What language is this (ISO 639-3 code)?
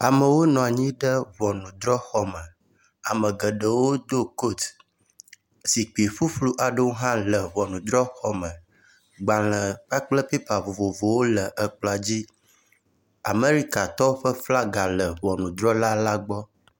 ewe